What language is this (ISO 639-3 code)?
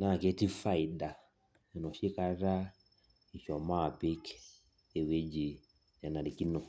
mas